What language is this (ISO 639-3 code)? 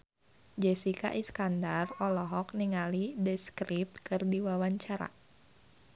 sun